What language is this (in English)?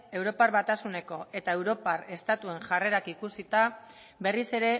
Basque